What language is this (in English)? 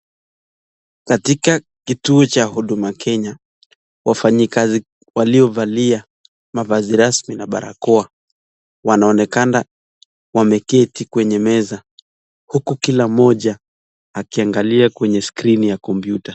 Swahili